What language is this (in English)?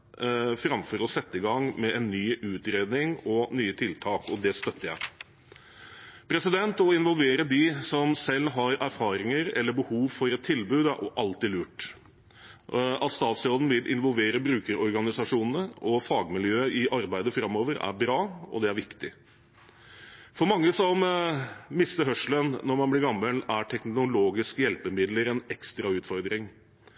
Norwegian Bokmål